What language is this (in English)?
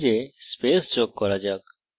Bangla